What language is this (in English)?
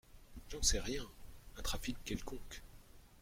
French